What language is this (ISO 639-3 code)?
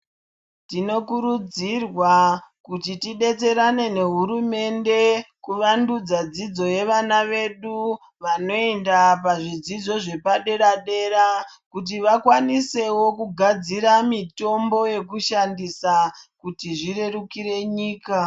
ndc